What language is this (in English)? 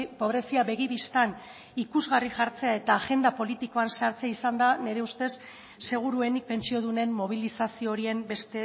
Basque